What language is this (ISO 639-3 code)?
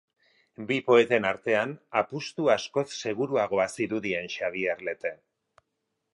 eus